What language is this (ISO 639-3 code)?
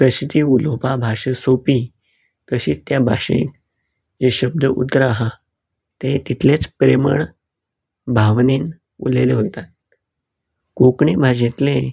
kok